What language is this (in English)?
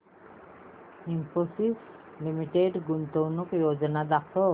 Marathi